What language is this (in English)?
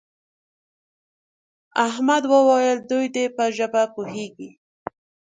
Pashto